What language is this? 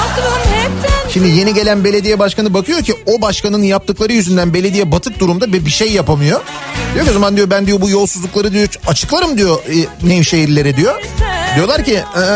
Turkish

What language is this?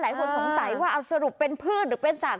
Thai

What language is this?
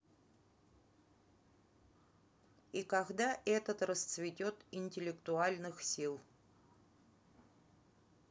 Russian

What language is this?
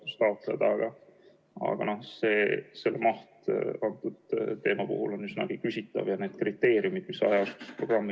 Estonian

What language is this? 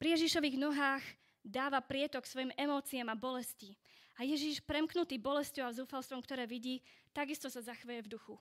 Slovak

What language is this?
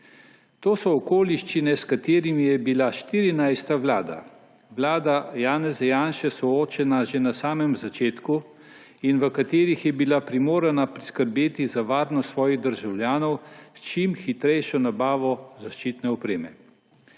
Slovenian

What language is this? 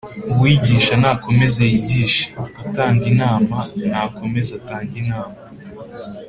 Kinyarwanda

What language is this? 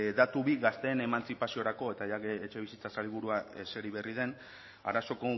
Basque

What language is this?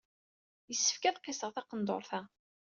Kabyle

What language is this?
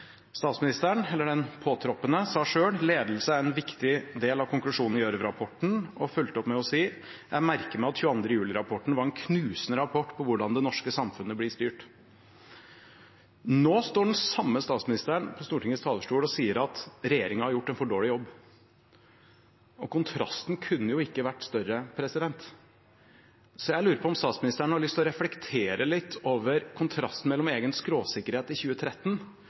Norwegian Bokmål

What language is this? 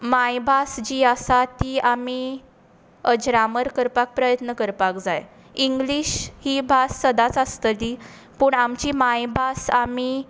Konkani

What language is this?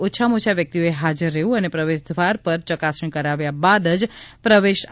Gujarati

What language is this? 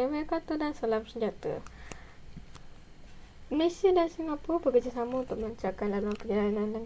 Malay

